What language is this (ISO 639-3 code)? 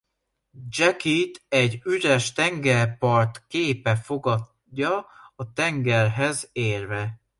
hun